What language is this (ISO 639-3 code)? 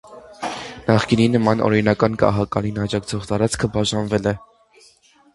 hye